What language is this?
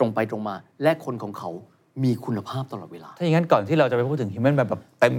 Thai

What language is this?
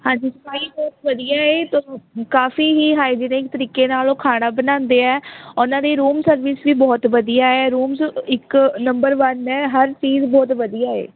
Punjabi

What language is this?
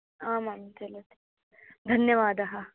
Sanskrit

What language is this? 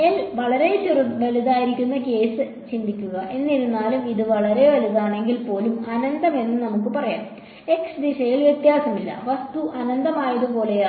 Malayalam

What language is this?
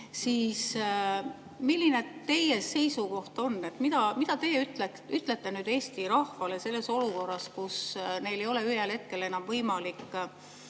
Estonian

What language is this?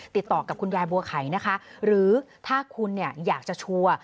Thai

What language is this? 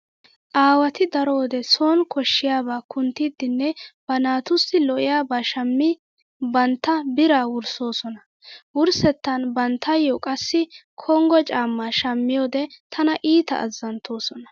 Wolaytta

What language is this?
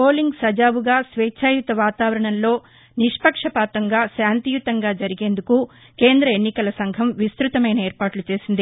Telugu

